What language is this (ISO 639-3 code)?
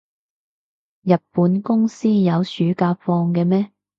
yue